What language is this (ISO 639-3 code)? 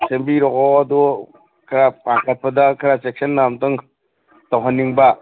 mni